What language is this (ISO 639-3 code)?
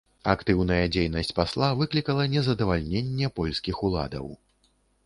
bel